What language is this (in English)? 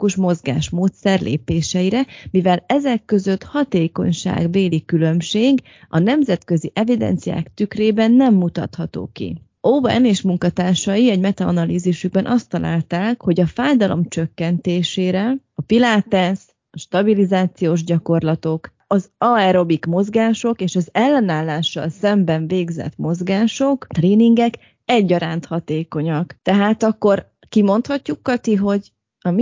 Hungarian